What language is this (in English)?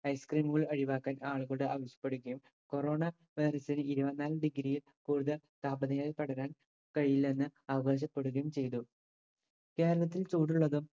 Malayalam